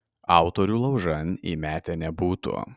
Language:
Lithuanian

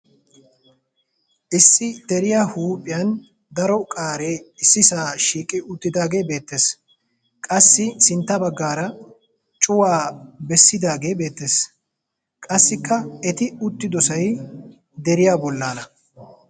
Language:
Wolaytta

